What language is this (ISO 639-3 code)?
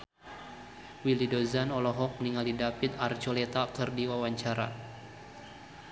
sun